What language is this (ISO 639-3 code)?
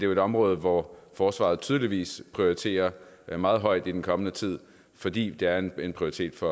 dan